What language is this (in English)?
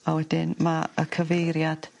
Welsh